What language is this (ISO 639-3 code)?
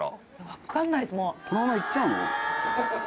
jpn